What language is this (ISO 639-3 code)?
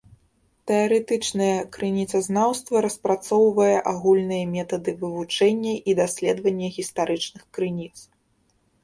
bel